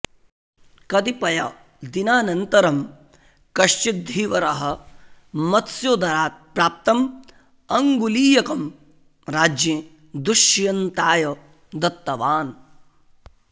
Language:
Sanskrit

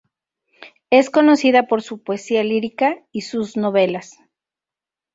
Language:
Spanish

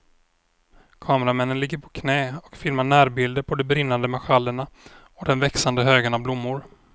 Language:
Swedish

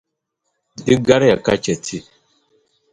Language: Dagbani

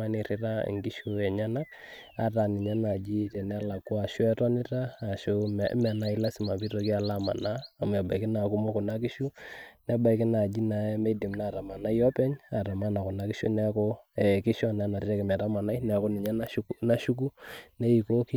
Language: Masai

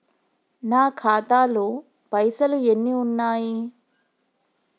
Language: Telugu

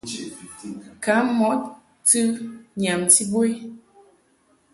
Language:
Mungaka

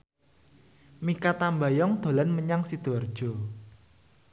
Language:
Javanese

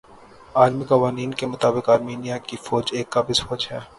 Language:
Urdu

